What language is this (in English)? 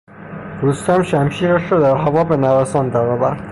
Persian